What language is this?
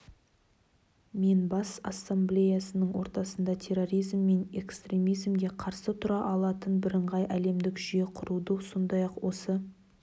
Kazakh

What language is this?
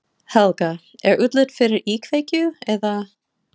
Icelandic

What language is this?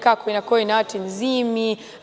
Serbian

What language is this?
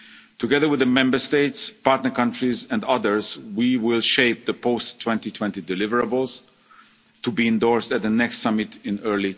English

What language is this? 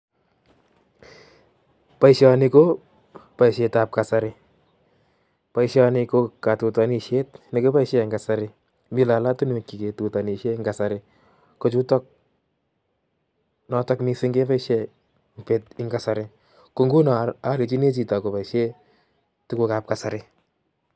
Kalenjin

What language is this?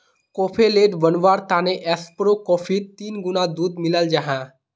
Magahi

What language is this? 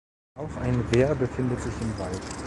German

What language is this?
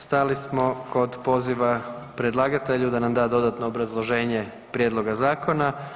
Croatian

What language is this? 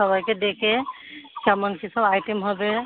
Bangla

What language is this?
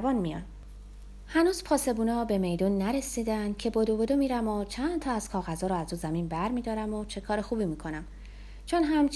Persian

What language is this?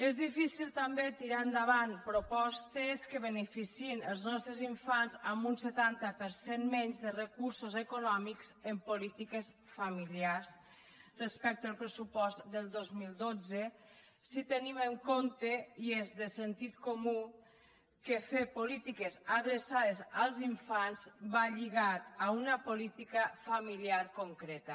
Catalan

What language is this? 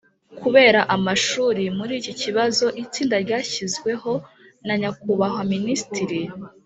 Kinyarwanda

